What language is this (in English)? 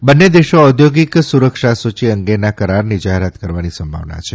Gujarati